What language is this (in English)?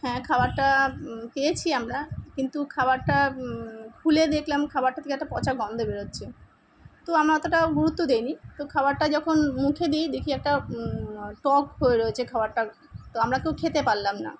Bangla